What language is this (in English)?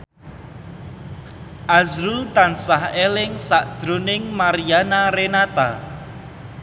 Javanese